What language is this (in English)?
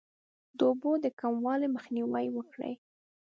Pashto